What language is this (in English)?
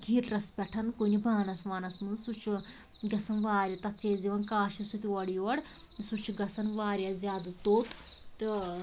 Kashmiri